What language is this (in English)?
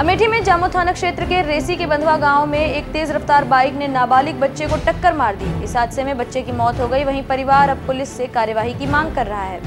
Hindi